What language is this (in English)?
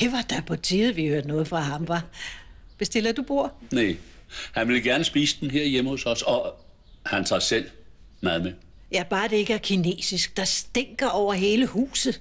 Danish